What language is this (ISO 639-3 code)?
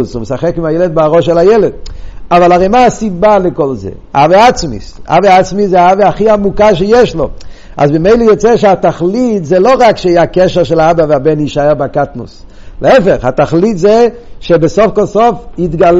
heb